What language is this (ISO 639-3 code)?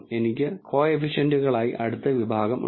mal